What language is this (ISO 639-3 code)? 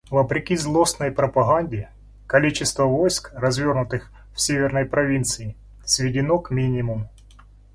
rus